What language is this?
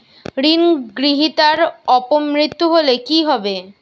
Bangla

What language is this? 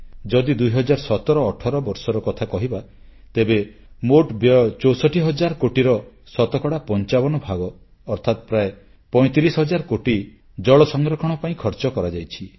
Odia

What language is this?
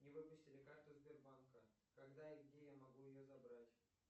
Russian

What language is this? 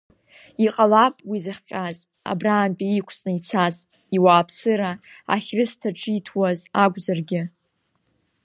Abkhazian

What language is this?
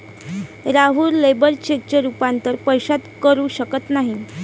Marathi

